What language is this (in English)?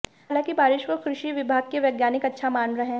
Hindi